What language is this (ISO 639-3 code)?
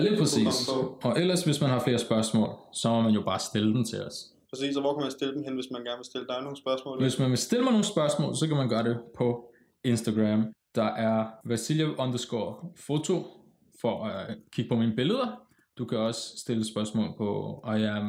dan